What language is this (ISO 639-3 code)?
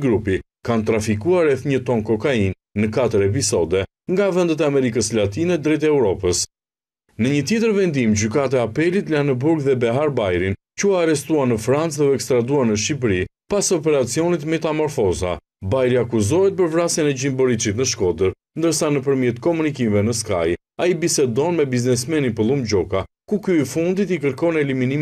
ron